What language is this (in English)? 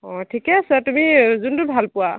Assamese